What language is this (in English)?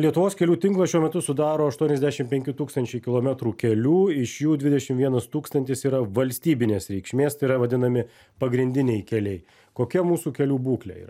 Lithuanian